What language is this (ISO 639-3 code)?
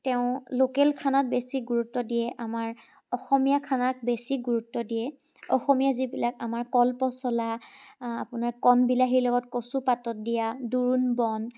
asm